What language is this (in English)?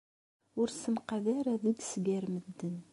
Kabyle